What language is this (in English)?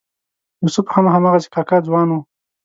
Pashto